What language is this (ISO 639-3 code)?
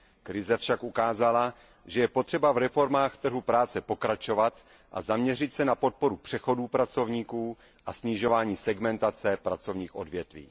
ces